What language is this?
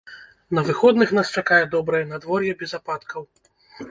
Belarusian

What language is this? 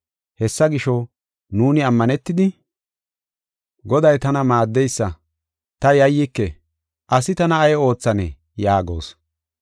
Gofa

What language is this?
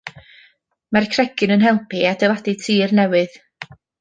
Welsh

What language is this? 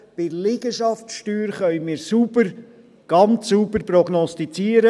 Swiss German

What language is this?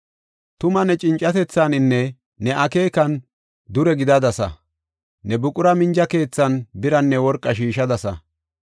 Gofa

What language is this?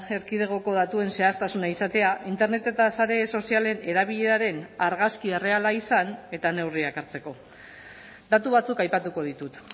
Basque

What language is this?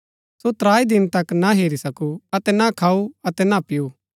Gaddi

